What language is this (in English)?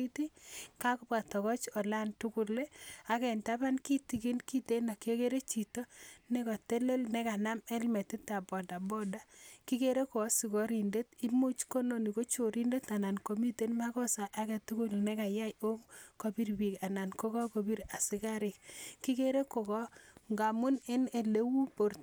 Kalenjin